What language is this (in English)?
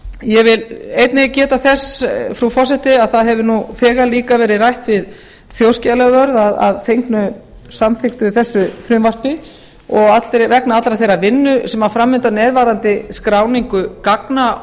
Icelandic